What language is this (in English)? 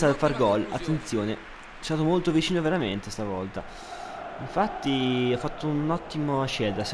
Italian